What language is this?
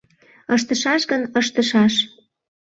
Mari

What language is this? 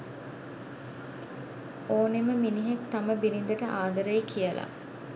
Sinhala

